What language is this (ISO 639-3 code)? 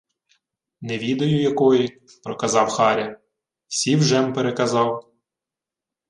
ukr